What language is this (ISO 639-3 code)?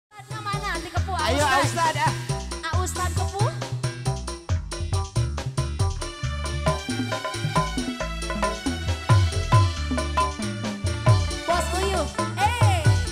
ind